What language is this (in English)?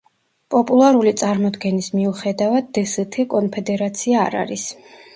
Georgian